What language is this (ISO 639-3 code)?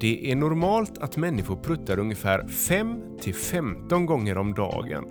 swe